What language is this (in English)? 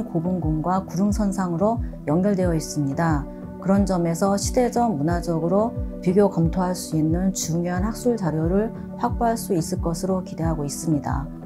Korean